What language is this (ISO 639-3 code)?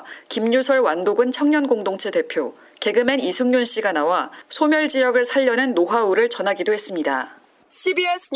kor